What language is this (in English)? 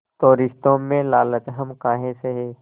Hindi